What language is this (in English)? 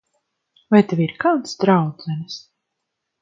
Latvian